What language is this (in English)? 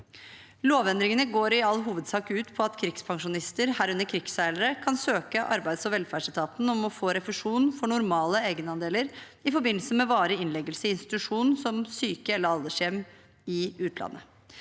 Norwegian